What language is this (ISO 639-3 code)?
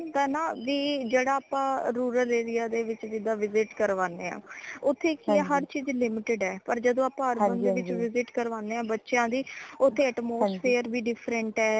pan